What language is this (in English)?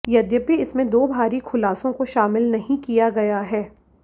Hindi